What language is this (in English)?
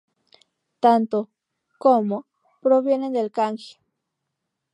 Spanish